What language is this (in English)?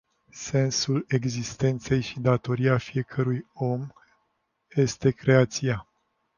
Romanian